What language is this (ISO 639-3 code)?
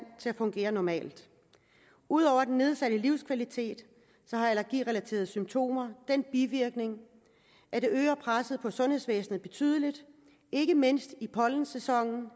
dan